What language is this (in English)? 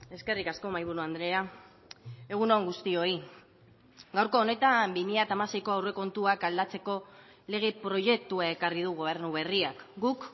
Basque